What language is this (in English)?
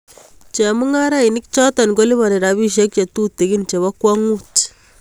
Kalenjin